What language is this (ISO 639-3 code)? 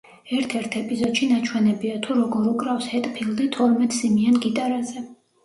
kat